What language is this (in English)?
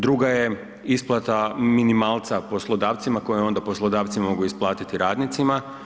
Croatian